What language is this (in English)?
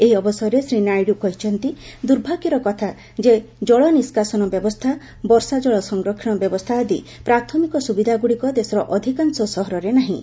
Odia